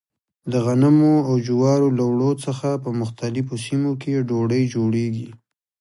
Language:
Pashto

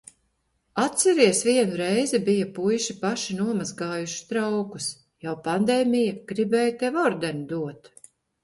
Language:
Latvian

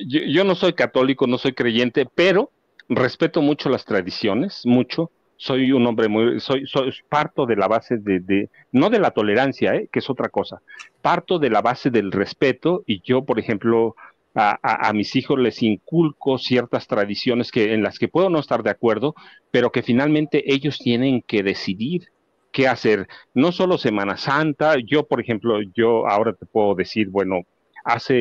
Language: Spanish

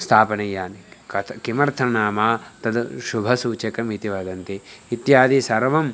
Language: Sanskrit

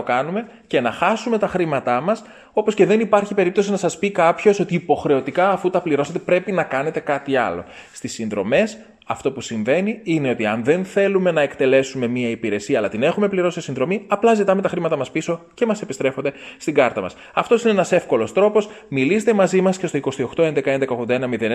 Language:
Greek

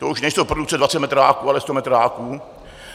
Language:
Czech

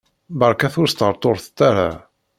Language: Kabyle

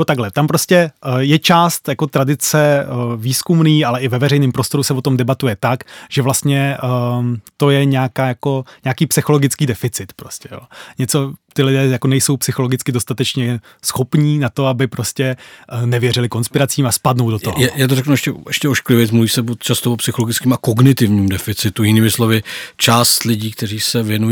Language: Czech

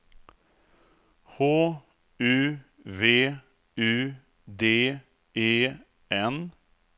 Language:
Swedish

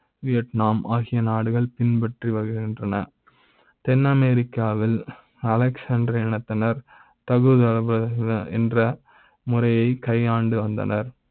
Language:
Tamil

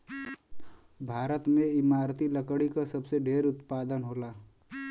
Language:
Bhojpuri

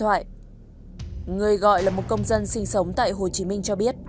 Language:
Vietnamese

